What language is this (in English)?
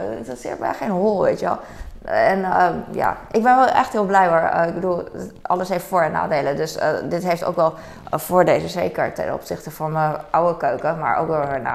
Dutch